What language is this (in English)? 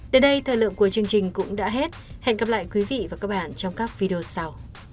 Vietnamese